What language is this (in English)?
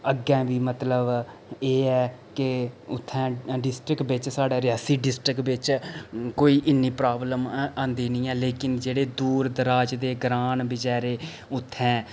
Dogri